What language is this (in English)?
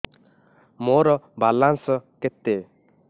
Odia